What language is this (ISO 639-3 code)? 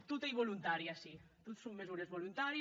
cat